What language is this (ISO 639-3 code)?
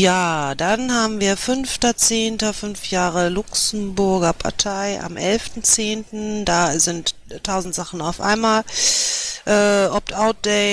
deu